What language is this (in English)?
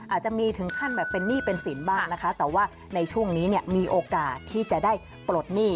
Thai